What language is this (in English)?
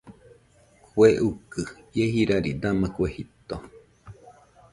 Nüpode Huitoto